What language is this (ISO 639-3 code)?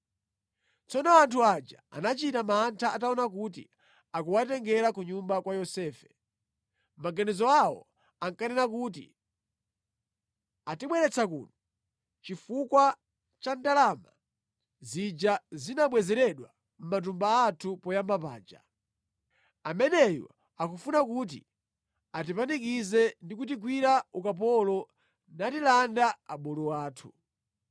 nya